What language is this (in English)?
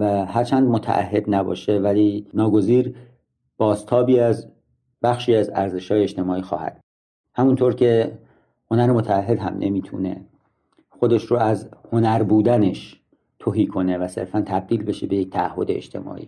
Persian